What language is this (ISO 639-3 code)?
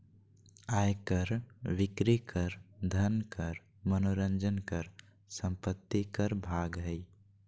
mag